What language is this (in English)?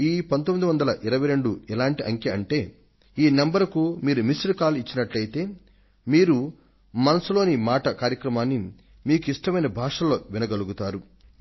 Telugu